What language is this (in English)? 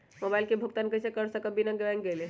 Magahi